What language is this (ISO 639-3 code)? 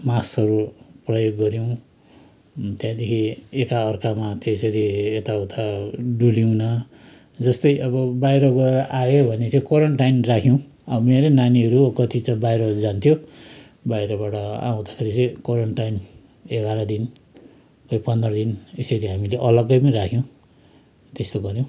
nep